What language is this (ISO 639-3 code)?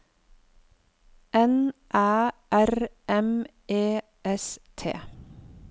nor